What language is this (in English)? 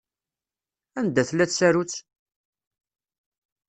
Kabyle